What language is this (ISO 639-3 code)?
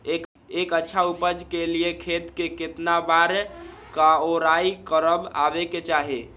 mag